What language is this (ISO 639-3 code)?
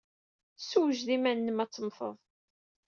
kab